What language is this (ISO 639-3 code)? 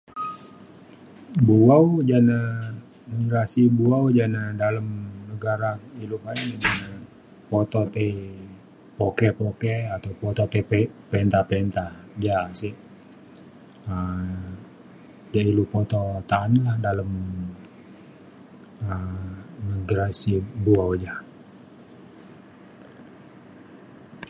xkl